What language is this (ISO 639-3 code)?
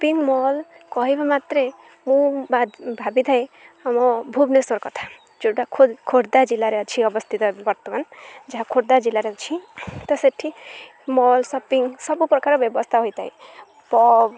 ori